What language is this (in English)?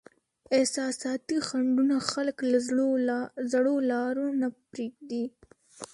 Pashto